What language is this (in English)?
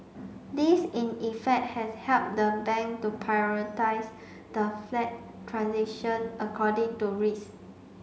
English